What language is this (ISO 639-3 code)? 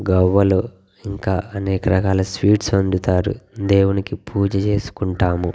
tel